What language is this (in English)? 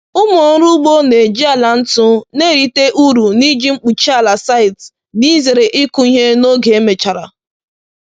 Igbo